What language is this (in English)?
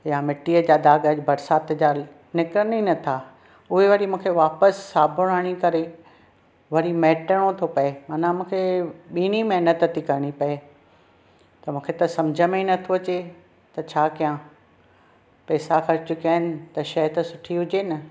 Sindhi